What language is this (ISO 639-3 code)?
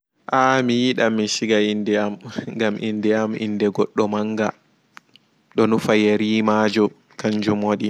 ful